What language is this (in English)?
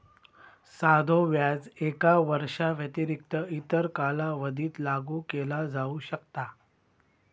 Marathi